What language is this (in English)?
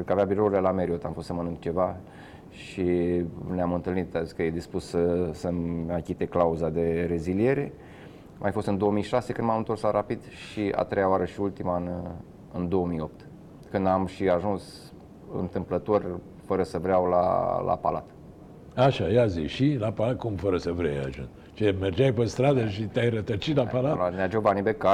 Romanian